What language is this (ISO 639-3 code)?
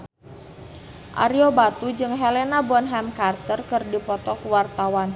sun